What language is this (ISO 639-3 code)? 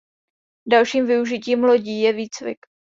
ces